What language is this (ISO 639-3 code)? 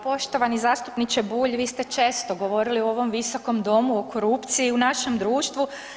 hrv